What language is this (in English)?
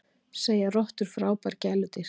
Icelandic